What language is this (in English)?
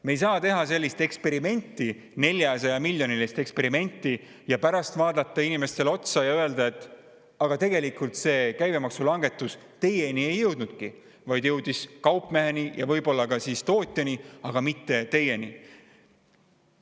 Estonian